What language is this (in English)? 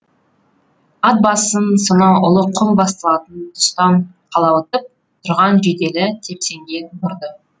Kazakh